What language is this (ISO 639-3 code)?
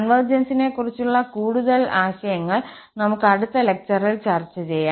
mal